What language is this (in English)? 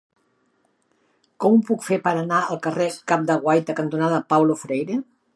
Catalan